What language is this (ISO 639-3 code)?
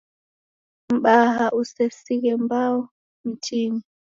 dav